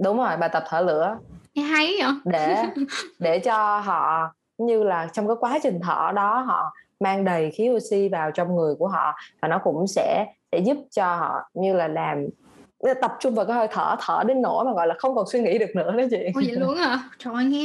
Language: Vietnamese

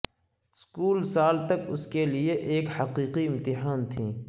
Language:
Urdu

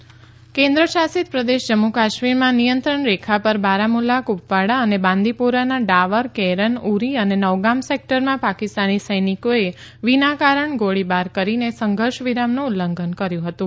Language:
Gujarati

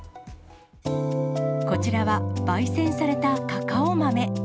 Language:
Japanese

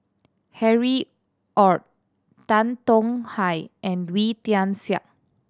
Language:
English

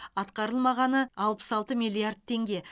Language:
Kazakh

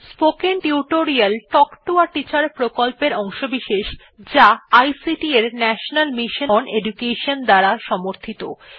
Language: Bangla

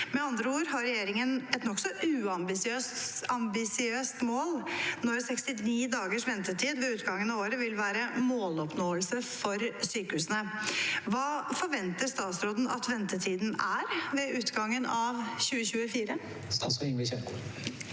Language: Norwegian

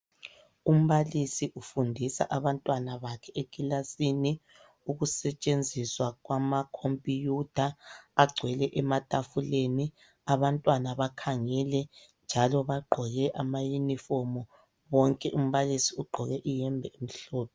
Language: North Ndebele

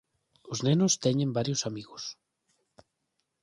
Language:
Galician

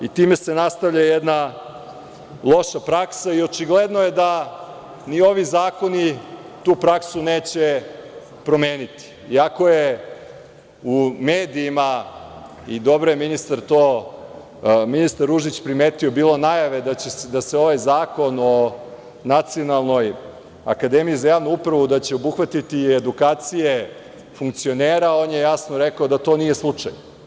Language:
Serbian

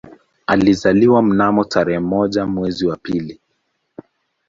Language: Swahili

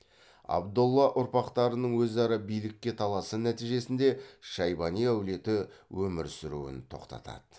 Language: Kazakh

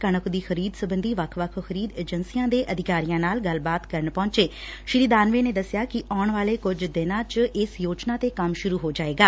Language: Punjabi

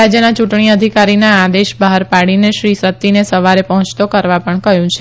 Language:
Gujarati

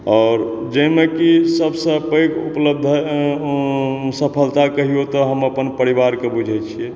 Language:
Maithili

